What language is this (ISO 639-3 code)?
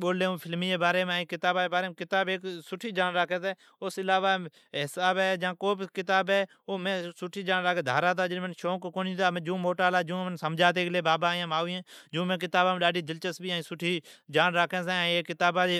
odk